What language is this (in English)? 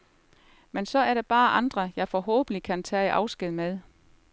Danish